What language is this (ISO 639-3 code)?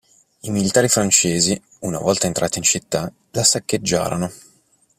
ita